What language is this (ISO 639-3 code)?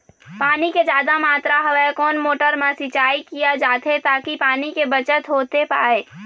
hne